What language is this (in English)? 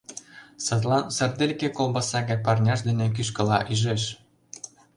Mari